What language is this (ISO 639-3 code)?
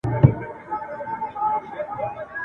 pus